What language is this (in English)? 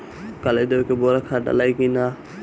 Bhojpuri